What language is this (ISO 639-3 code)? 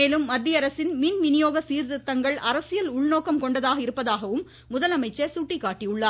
tam